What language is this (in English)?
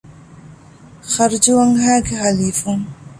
Divehi